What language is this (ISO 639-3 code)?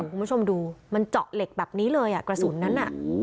tha